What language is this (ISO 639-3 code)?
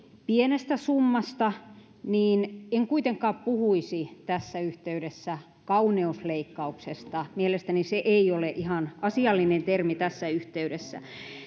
fin